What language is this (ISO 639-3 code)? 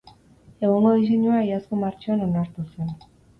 eus